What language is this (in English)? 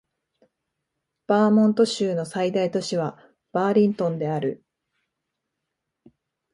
Japanese